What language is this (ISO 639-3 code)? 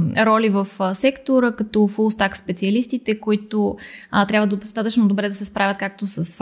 bul